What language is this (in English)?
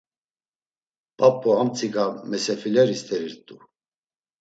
Laz